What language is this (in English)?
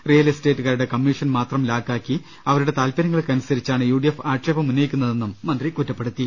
Malayalam